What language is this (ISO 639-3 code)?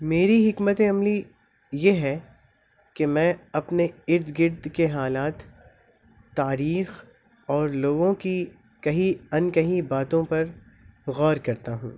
urd